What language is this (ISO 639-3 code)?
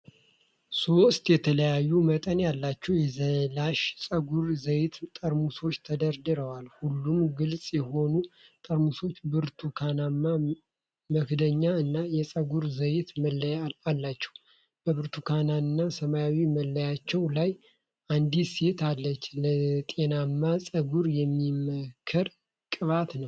amh